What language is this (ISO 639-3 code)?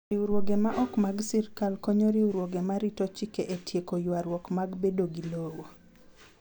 luo